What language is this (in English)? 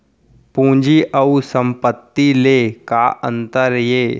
Chhattisgarhi